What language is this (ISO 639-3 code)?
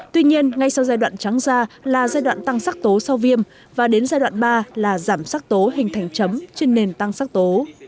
vie